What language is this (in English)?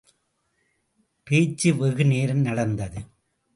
Tamil